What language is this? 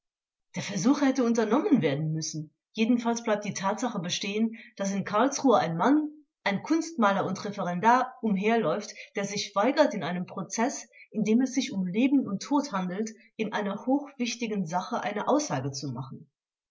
German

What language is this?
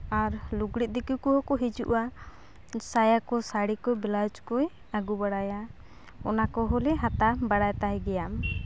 Santali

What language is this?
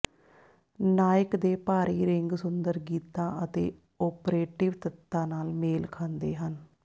Punjabi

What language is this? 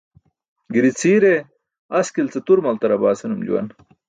Burushaski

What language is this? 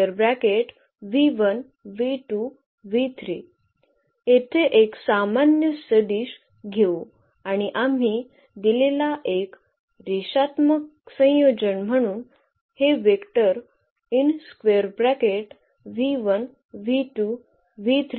Marathi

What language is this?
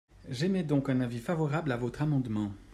French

